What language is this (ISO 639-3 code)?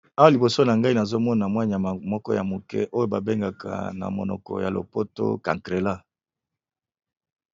lin